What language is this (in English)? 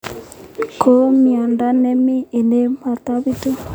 Kalenjin